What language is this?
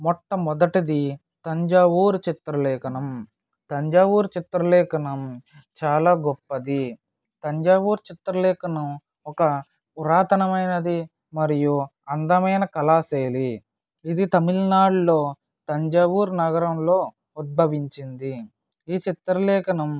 Telugu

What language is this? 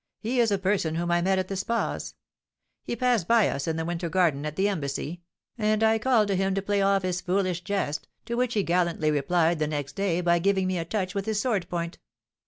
English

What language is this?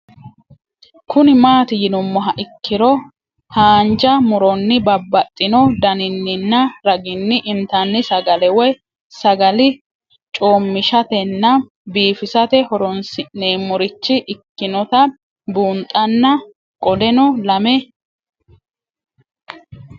Sidamo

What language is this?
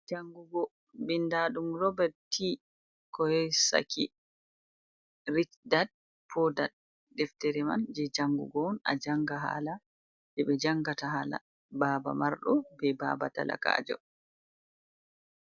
Fula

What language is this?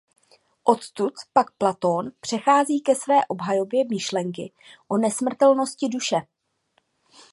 Czech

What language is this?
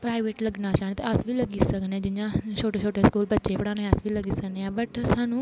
Dogri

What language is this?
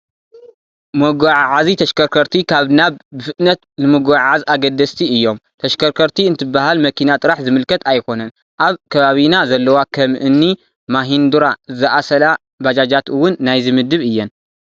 Tigrinya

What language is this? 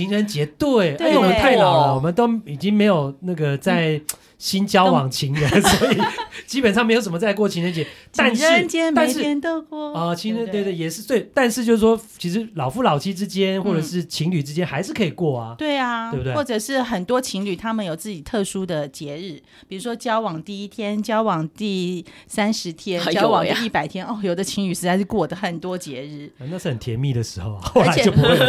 Chinese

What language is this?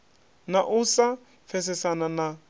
Venda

